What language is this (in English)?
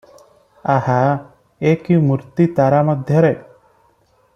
Odia